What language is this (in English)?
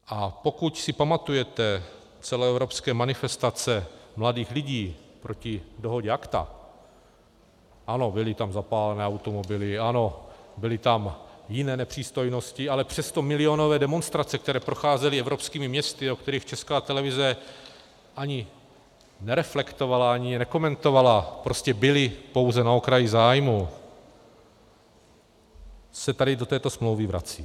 Czech